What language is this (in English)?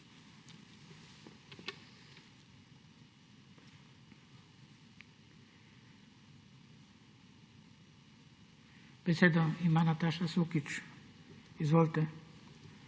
Slovenian